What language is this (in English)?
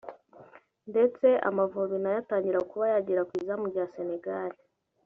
Kinyarwanda